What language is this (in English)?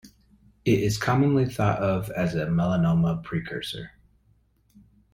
English